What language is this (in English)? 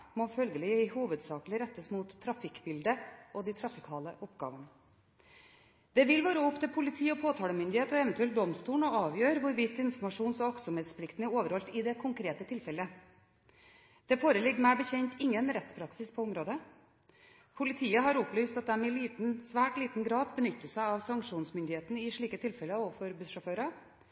Norwegian Bokmål